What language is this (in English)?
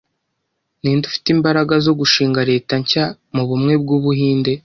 Kinyarwanda